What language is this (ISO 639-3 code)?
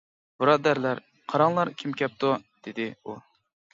uig